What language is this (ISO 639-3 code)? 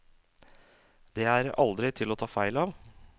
nor